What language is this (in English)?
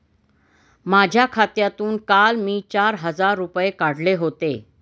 Marathi